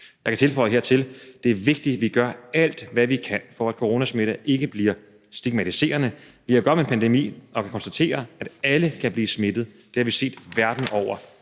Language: Danish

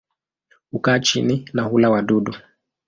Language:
Swahili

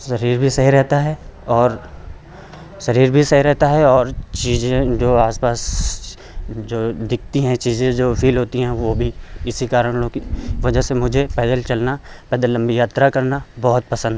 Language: Hindi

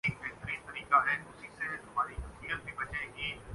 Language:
Urdu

